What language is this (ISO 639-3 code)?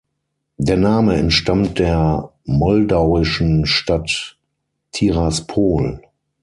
deu